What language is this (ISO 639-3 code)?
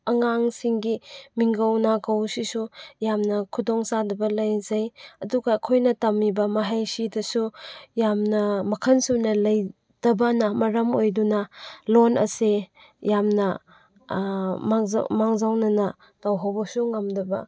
mni